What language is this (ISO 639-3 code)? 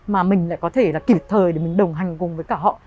vie